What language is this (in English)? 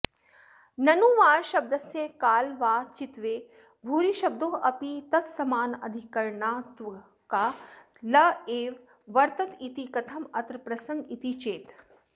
Sanskrit